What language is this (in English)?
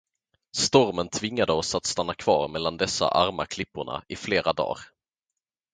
Swedish